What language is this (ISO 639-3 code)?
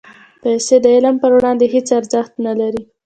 pus